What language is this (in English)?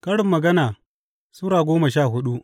Hausa